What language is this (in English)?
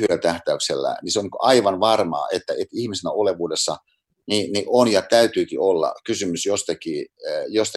Finnish